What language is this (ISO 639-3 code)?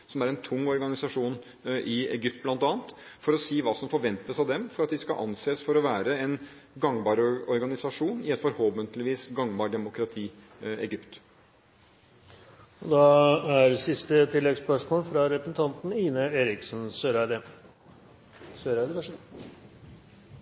nor